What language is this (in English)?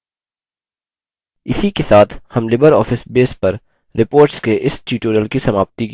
Hindi